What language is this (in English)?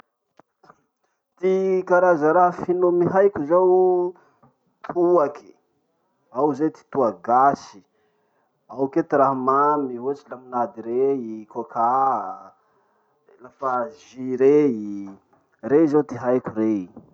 Masikoro Malagasy